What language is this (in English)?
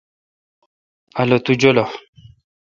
Kalkoti